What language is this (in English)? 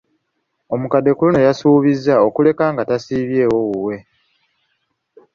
Ganda